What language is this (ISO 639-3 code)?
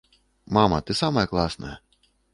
bel